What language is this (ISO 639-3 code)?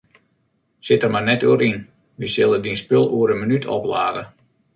fry